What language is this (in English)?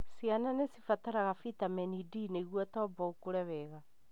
Kikuyu